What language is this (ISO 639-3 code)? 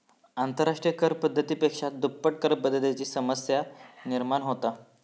mar